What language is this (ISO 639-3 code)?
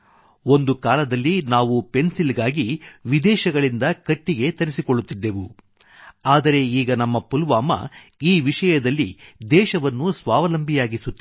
kan